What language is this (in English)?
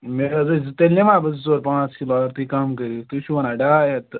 Kashmiri